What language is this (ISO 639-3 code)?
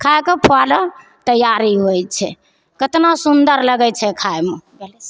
mai